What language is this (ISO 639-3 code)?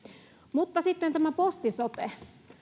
fin